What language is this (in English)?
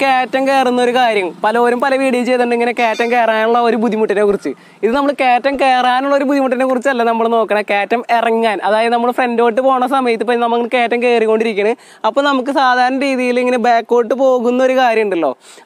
Malayalam